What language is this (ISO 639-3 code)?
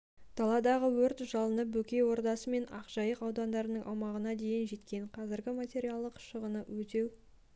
kaz